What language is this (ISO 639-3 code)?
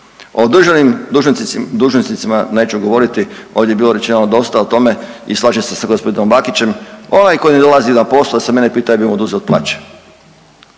hrv